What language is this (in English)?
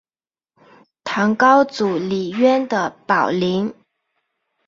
Chinese